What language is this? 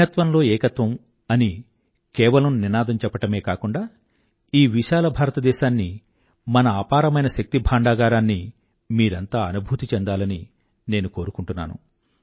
Telugu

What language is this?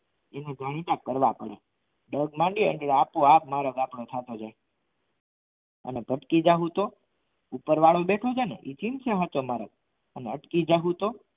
Gujarati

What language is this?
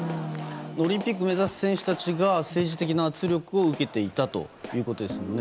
Japanese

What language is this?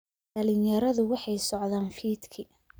Somali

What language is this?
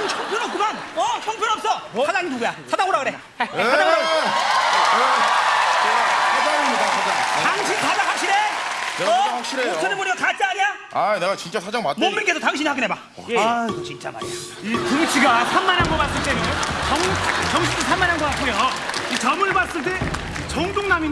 Korean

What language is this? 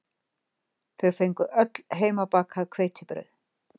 Icelandic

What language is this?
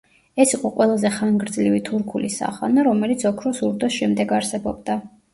Georgian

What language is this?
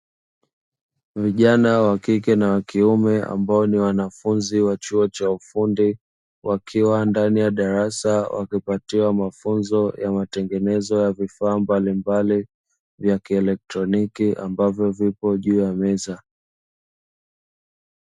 Swahili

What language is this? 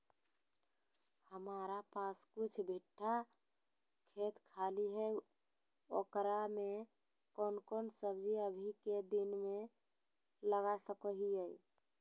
Magahi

